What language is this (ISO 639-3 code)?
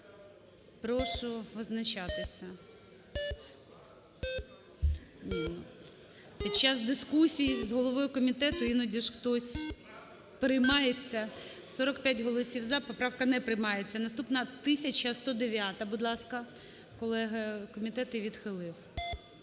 ukr